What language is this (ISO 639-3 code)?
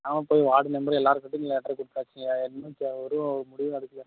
tam